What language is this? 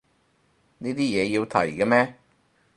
Cantonese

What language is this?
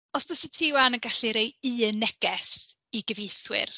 Welsh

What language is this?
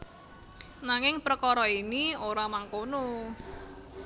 Javanese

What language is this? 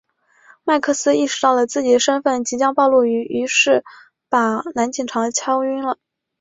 Chinese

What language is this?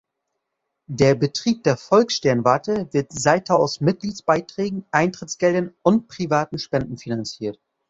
German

